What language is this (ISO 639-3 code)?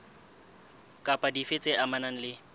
sot